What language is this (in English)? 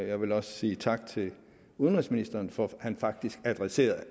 Danish